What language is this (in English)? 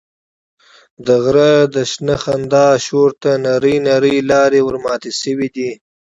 Pashto